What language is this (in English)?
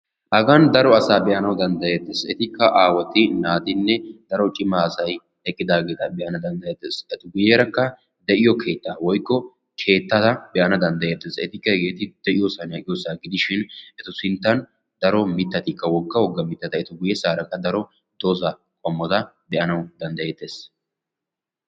Wolaytta